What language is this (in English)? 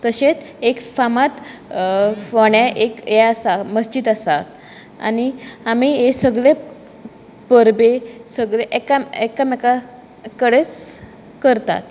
Konkani